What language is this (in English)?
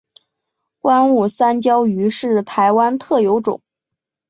Chinese